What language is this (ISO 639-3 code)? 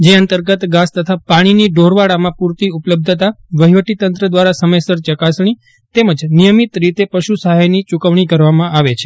guj